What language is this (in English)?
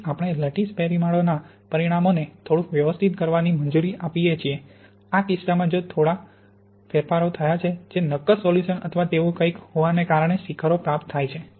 Gujarati